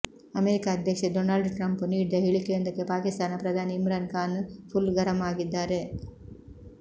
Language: Kannada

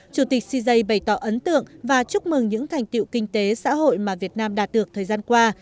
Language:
Vietnamese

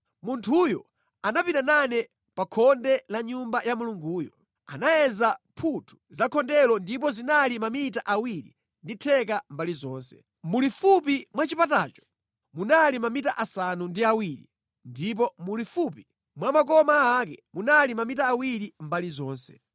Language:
Nyanja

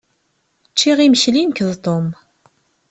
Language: Kabyle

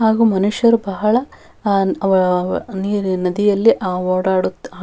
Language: Kannada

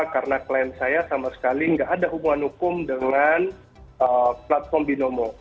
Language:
Indonesian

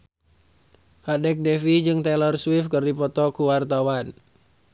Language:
Sundanese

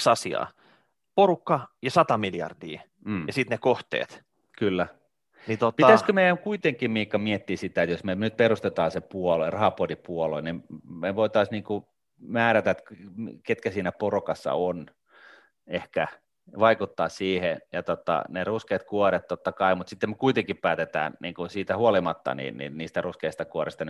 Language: Finnish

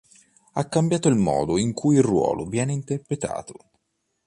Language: Italian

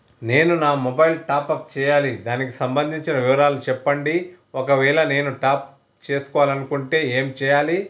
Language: Telugu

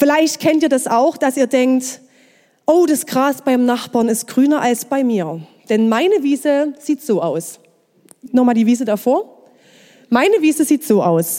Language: German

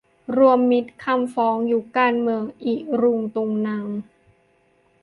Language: Thai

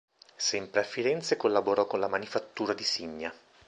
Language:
Italian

